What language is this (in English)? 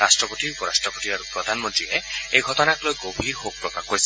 Assamese